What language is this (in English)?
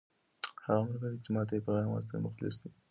Pashto